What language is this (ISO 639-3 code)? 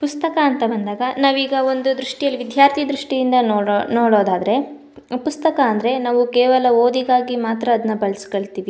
kan